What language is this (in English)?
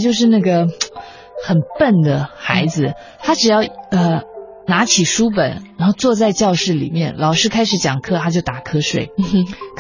Chinese